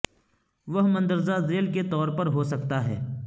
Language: Urdu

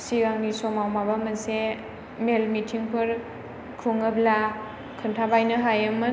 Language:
Bodo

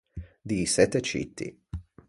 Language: Ligurian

